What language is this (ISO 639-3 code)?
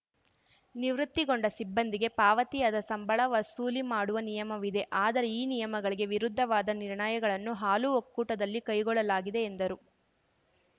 kan